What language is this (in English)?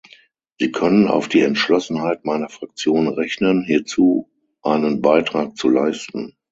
German